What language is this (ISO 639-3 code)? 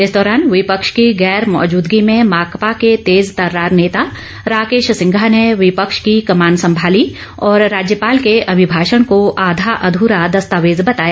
hin